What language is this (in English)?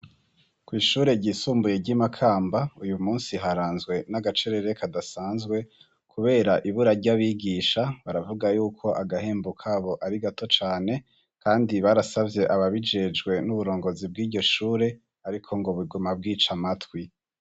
Rundi